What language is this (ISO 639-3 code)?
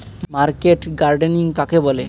ben